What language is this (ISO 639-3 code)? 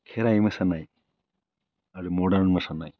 brx